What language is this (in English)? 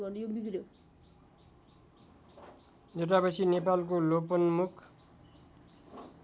Nepali